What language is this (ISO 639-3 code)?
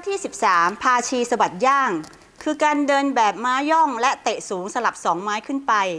tha